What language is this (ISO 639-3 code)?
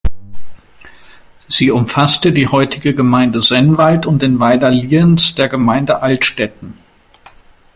deu